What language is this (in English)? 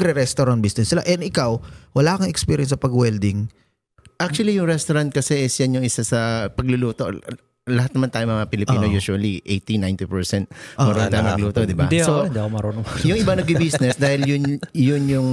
Filipino